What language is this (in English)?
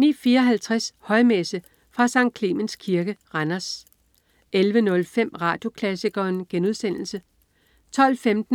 Danish